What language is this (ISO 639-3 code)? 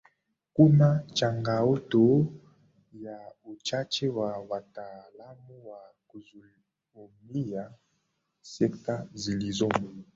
swa